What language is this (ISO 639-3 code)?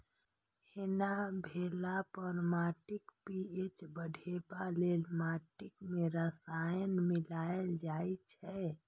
mai